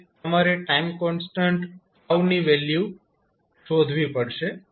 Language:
Gujarati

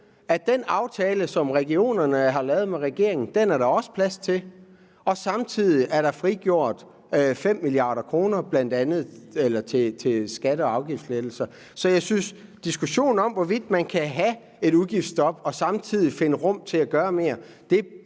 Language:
Danish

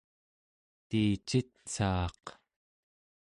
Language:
Central Yupik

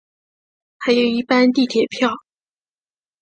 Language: Chinese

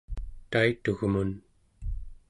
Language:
Central Yupik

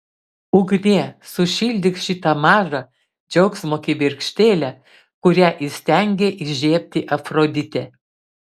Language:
Lithuanian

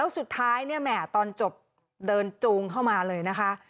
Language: Thai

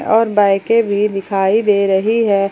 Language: Hindi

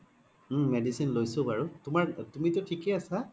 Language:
Assamese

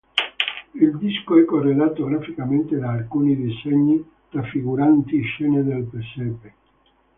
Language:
Italian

